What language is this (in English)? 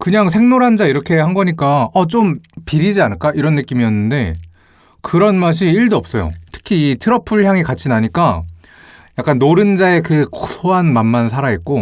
Korean